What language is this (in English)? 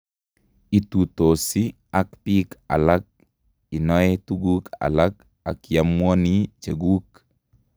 Kalenjin